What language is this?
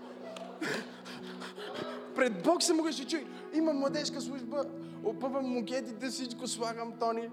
Bulgarian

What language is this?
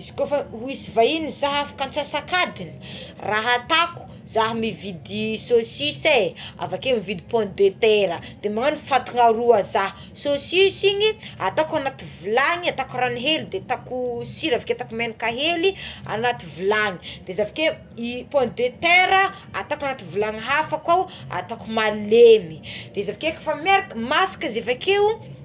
Tsimihety Malagasy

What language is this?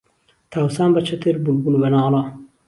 Central Kurdish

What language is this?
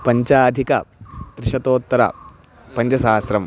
Sanskrit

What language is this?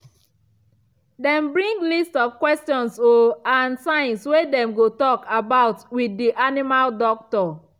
Nigerian Pidgin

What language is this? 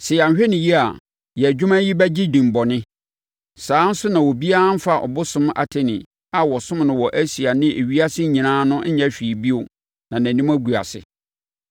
Akan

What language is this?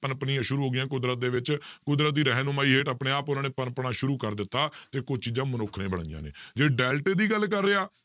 Punjabi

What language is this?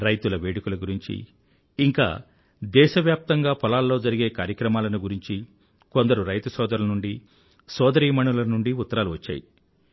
Telugu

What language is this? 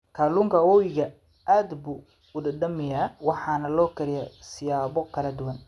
Somali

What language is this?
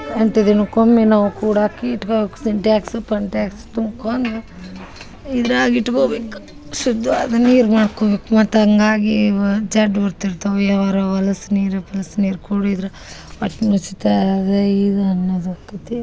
Kannada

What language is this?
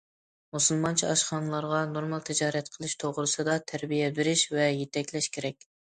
Uyghur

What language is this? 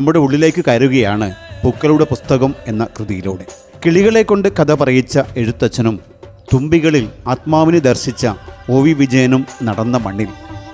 Malayalam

